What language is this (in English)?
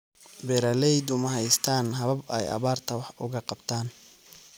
Somali